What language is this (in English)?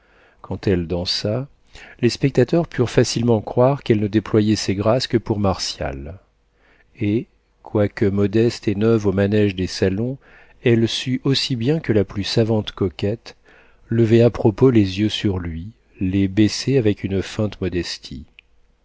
French